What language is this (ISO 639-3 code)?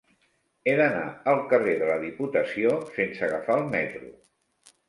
cat